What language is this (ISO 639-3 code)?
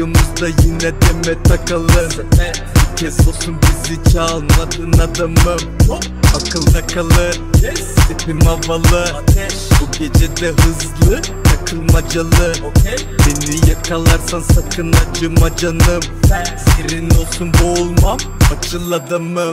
tur